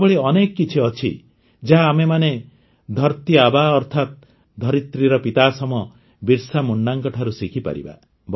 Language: Odia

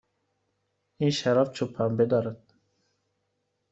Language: Persian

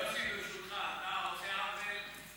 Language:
Hebrew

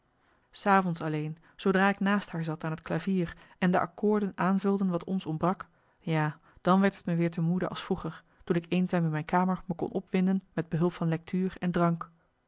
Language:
Dutch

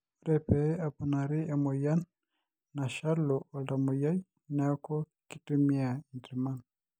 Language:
Masai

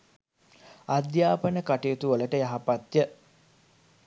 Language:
Sinhala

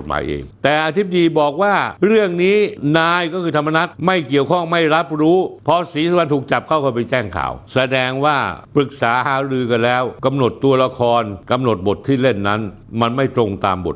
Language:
Thai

